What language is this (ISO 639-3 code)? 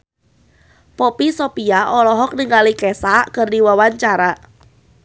sun